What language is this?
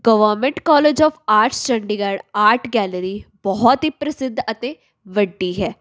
Punjabi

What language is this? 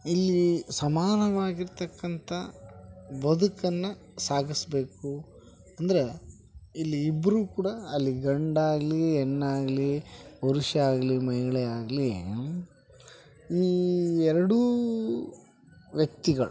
Kannada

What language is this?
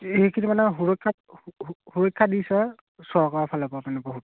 Assamese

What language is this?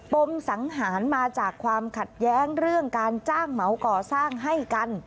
Thai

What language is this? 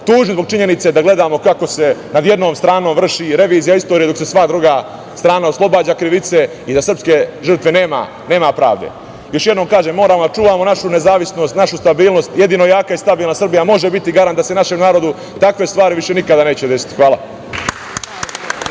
Serbian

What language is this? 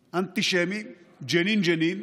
Hebrew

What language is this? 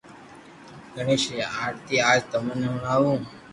Loarki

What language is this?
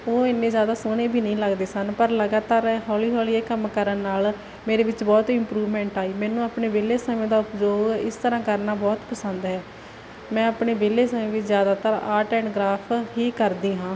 Punjabi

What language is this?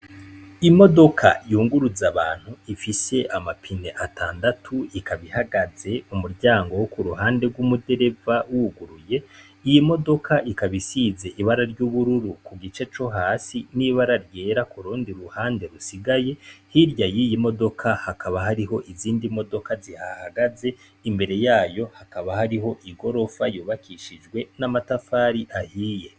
Rundi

